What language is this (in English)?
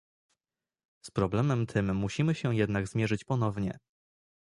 Polish